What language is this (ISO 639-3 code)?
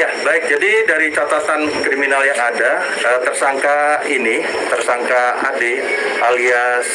ind